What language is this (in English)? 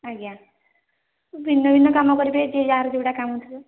Odia